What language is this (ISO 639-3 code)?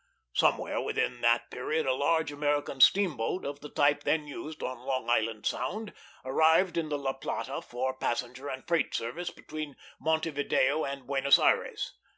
eng